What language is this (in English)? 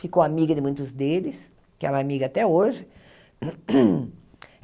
Portuguese